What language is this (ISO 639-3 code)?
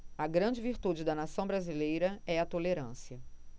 por